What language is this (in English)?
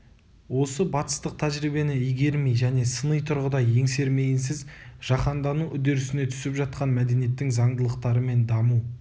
Kazakh